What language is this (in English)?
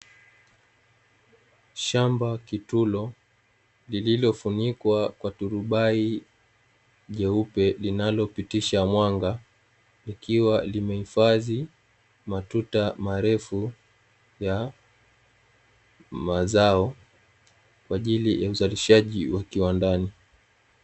Swahili